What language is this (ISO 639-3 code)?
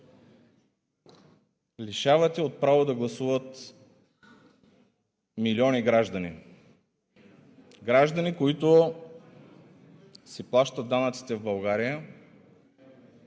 bul